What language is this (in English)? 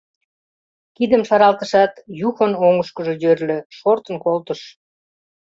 Mari